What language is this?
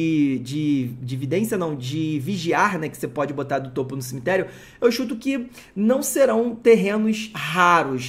Portuguese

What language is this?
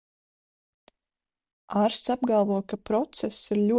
Latvian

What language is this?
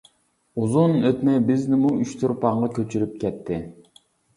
Uyghur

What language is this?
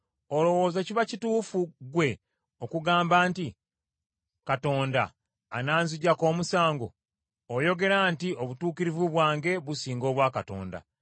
Ganda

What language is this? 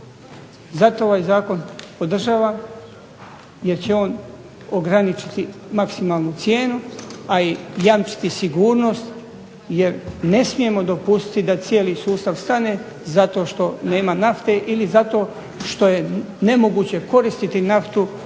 Croatian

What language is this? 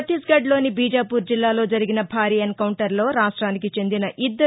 Telugu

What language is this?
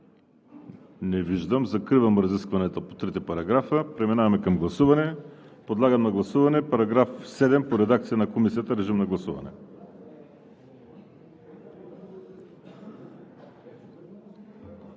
Bulgarian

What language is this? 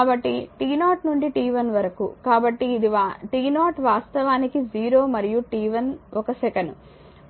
Telugu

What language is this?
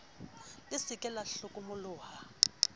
Southern Sotho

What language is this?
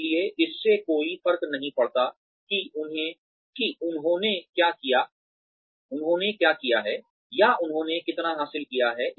Hindi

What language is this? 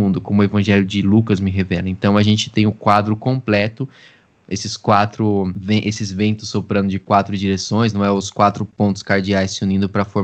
Portuguese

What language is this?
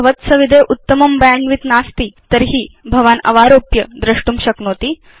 Sanskrit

